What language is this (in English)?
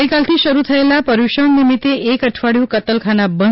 Gujarati